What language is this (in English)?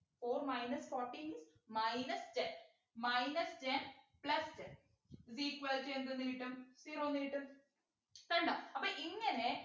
Malayalam